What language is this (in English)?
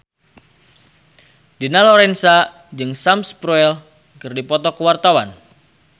Sundanese